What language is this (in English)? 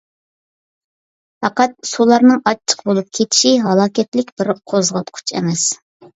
Uyghur